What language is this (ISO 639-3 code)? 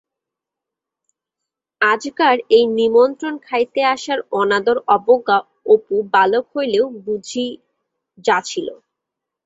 ben